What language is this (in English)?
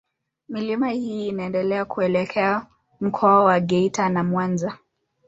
Swahili